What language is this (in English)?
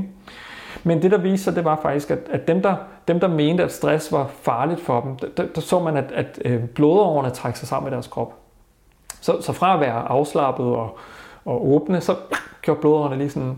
Danish